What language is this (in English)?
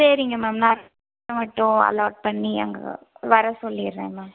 Tamil